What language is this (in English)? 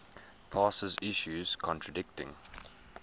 English